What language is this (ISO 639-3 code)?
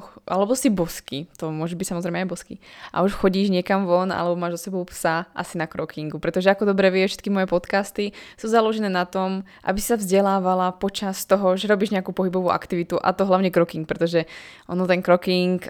slk